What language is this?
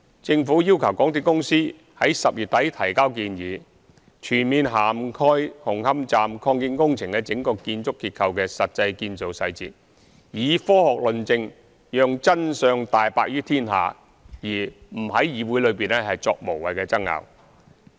Cantonese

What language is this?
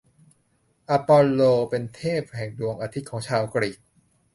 Thai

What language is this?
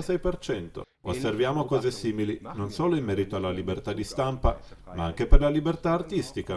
Italian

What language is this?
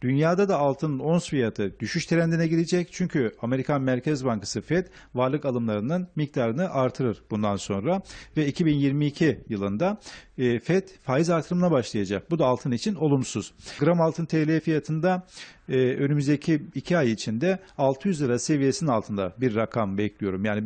Turkish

